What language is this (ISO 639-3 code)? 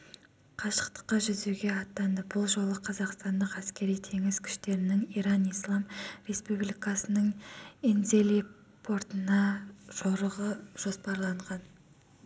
kaz